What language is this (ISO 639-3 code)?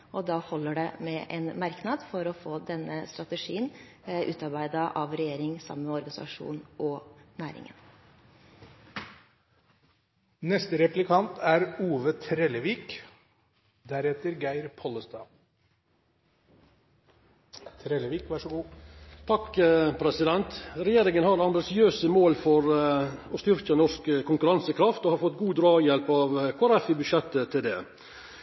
nor